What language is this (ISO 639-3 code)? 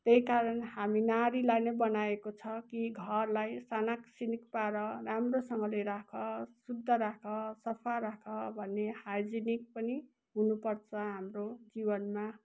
nep